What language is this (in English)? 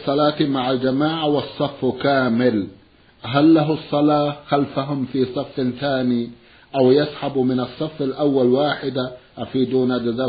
Arabic